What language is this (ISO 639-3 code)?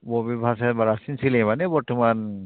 brx